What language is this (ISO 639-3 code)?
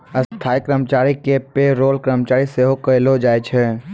mai